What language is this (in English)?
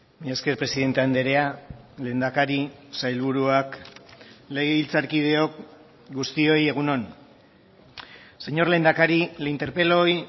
Basque